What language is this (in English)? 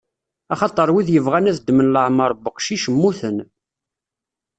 Kabyle